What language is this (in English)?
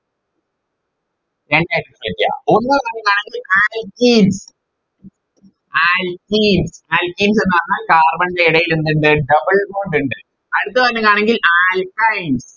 Malayalam